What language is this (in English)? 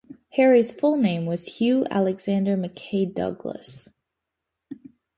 English